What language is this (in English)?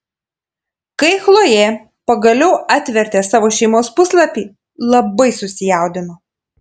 Lithuanian